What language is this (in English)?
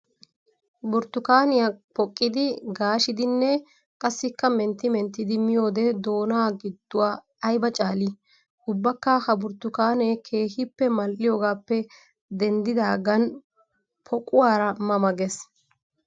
Wolaytta